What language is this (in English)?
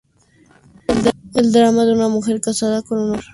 Spanish